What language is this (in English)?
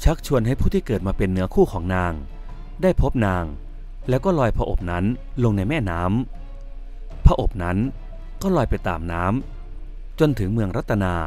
Thai